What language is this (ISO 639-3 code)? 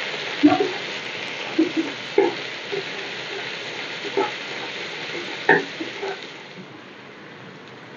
ara